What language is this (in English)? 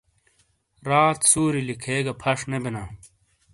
Shina